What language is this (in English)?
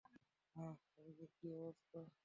Bangla